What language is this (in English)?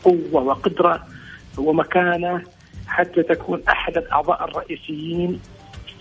Arabic